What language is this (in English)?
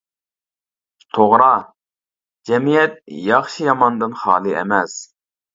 Uyghur